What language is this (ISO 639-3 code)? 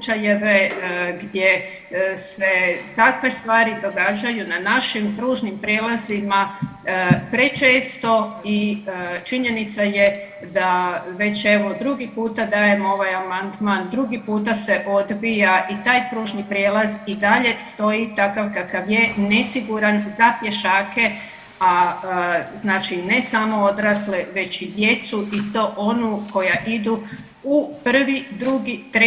hrv